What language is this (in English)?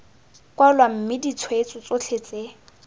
Tswana